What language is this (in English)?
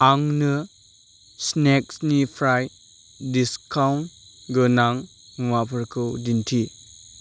Bodo